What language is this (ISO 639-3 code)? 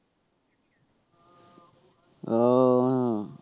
ben